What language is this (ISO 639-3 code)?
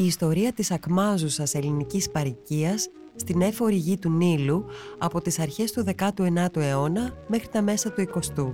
ell